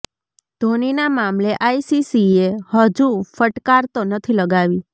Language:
Gujarati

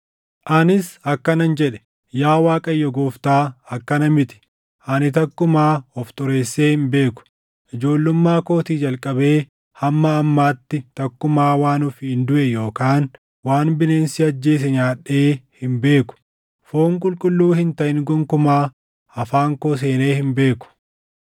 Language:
Oromo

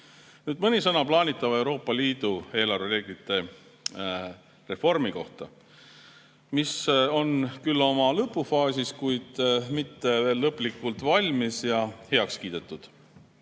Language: Estonian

